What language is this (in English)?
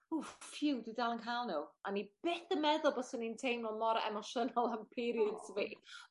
Welsh